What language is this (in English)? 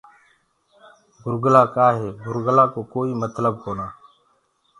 Gurgula